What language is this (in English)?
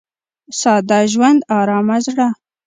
Pashto